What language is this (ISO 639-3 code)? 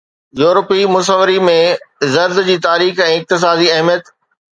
snd